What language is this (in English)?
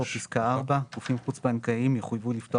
Hebrew